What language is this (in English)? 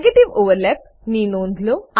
Gujarati